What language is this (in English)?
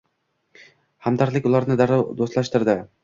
Uzbek